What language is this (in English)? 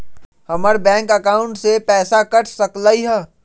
Magahi